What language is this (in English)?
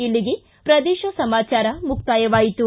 Kannada